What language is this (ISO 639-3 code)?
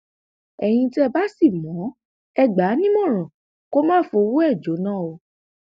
yor